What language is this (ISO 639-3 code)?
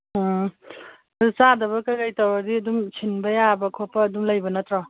mni